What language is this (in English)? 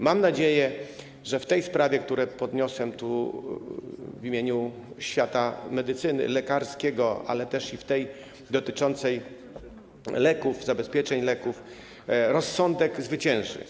Polish